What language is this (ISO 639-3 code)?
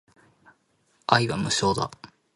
jpn